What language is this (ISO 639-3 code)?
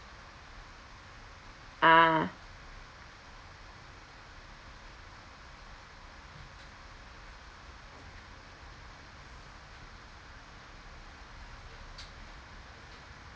eng